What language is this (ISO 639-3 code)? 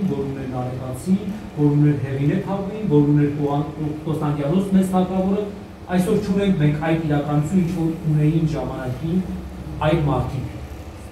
ron